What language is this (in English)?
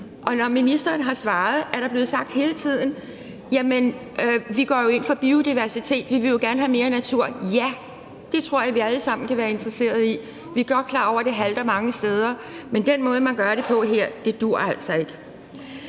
Danish